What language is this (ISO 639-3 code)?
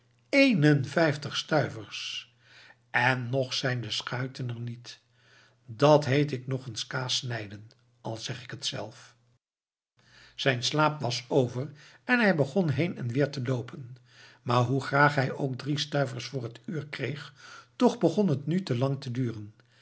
nld